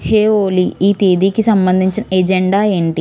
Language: Telugu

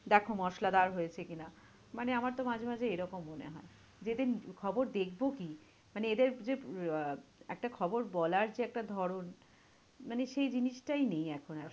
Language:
Bangla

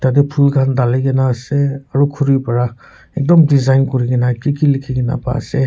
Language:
Naga Pidgin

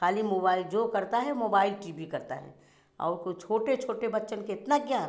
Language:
Hindi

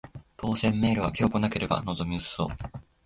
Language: Japanese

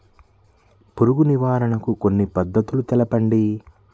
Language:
Telugu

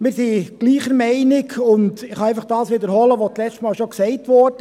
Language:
Swiss German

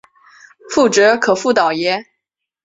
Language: Chinese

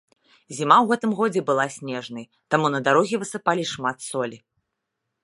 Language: Belarusian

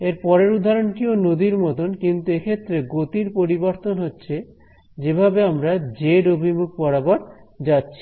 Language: Bangla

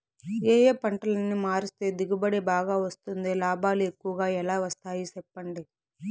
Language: Telugu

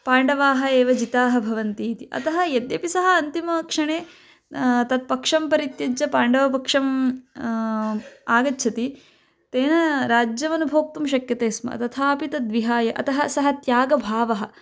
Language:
Sanskrit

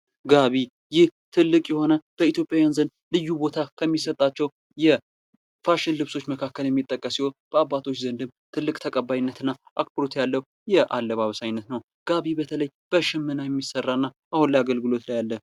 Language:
Amharic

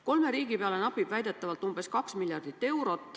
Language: Estonian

